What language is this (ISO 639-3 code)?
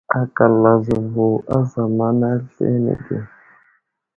udl